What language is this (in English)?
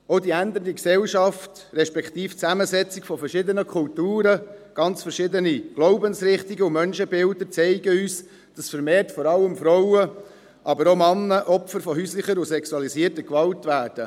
Swiss German